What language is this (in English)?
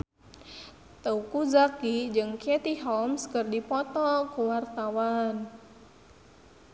Sundanese